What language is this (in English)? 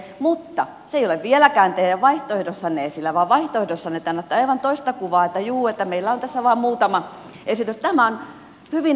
Finnish